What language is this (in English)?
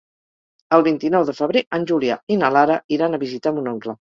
Catalan